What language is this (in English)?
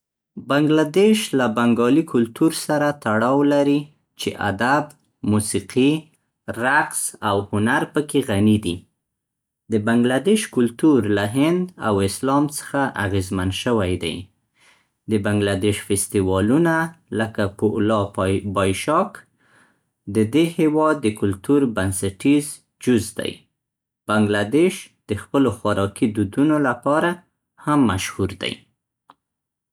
Central Pashto